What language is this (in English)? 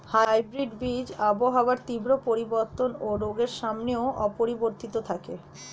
Bangla